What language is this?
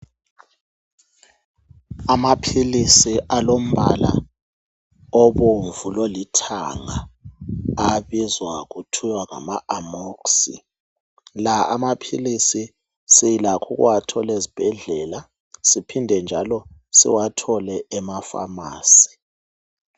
North Ndebele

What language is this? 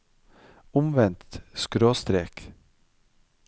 Norwegian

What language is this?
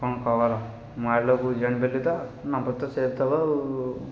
Odia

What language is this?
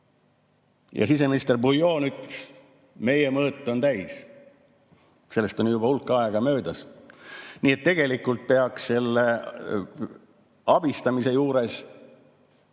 Estonian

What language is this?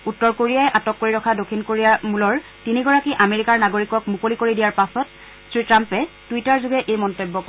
Assamese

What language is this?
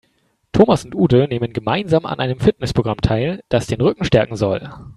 German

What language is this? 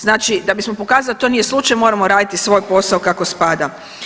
Croatian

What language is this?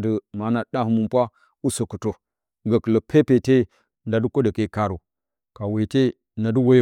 Bacama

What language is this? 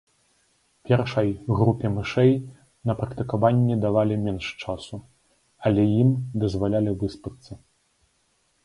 Belarusian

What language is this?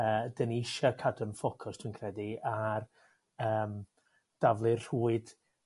Welsh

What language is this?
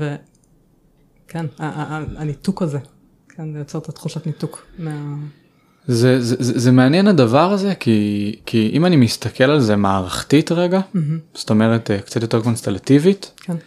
Hebrew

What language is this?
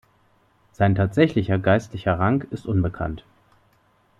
German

